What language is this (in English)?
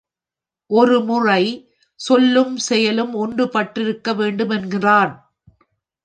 Tamil